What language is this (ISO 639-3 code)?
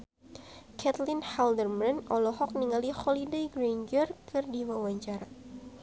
sun